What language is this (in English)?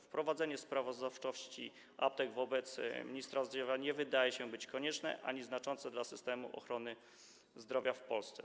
Polish